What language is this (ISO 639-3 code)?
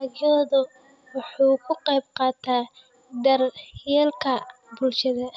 som